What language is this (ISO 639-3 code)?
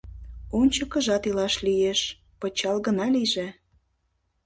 chm